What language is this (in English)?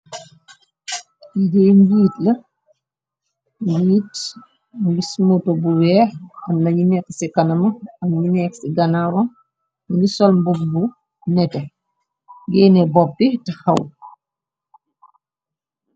Wolof